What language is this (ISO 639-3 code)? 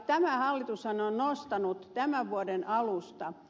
fin